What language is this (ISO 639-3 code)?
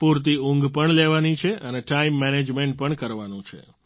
guj